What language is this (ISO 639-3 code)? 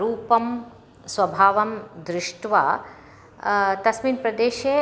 san